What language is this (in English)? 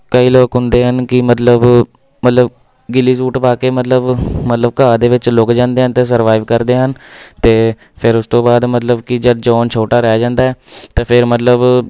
Punjabi